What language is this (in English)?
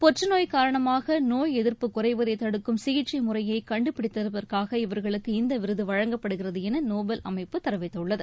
Tamil